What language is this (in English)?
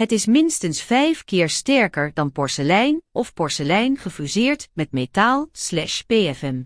Dutch